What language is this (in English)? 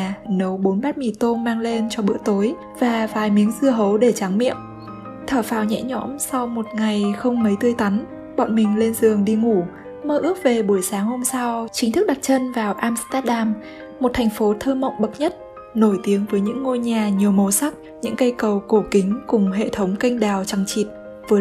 Vietnamese